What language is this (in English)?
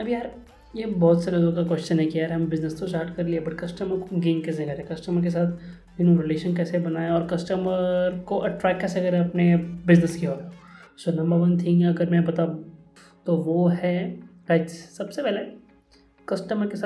Hindi